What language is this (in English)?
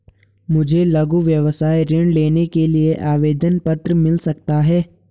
Hindi